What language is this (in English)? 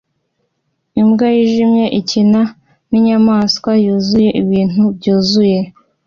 Kinyarwanda